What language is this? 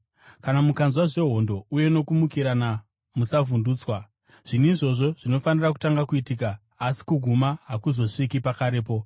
Shona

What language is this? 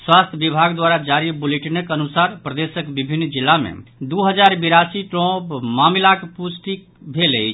Maithili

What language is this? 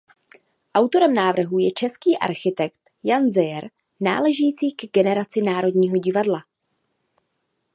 Czech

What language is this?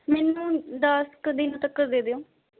Punjabi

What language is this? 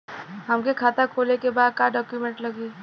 Bhojpuri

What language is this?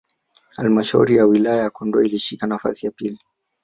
Swahili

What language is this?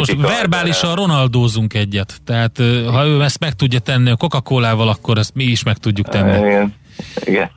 Hungarian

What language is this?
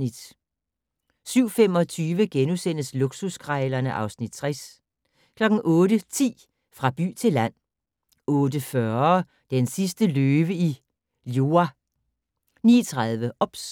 Danish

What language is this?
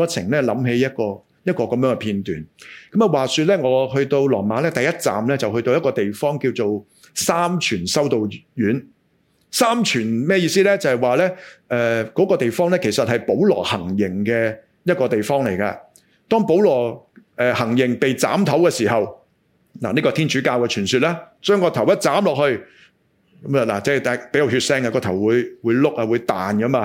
Chinese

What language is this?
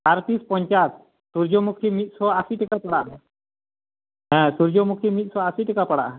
Santali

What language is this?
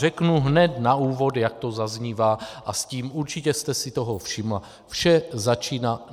Czech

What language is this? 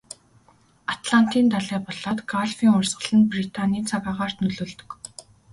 Mongolian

